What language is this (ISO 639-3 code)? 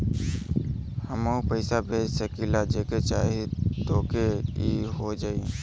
bho